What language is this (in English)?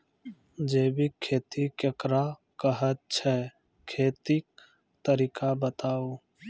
Maithili